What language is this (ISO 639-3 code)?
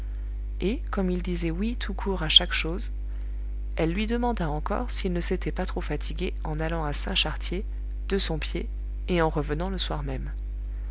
fra